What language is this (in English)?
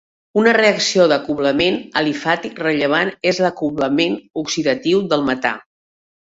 Catalan